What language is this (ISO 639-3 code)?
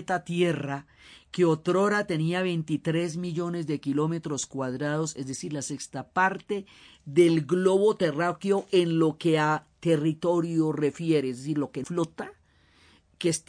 spa